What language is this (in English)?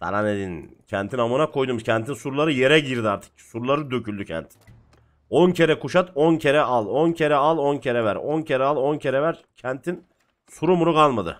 Turkish